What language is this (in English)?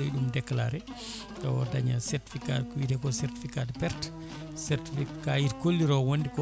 Fula